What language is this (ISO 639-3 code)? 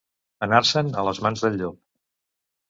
cat